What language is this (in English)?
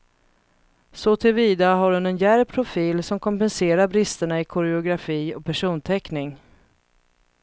Swedish